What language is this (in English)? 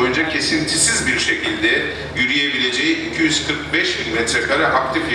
Turkish